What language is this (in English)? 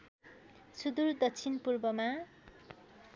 Nepali